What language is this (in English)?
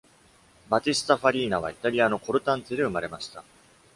Japanese